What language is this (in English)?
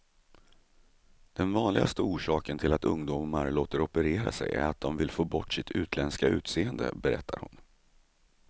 Swedish